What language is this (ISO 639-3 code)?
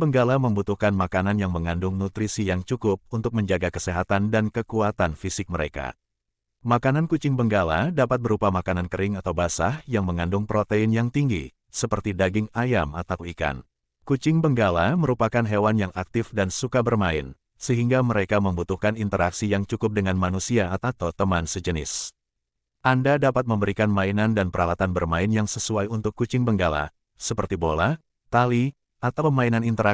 ind